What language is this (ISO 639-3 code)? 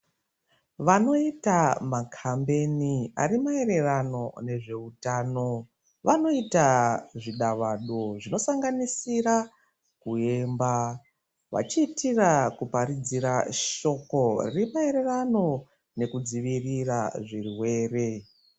ndc